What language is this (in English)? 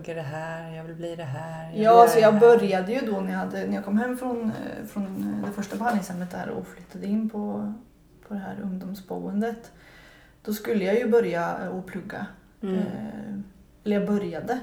Swedish